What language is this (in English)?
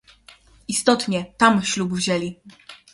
Polish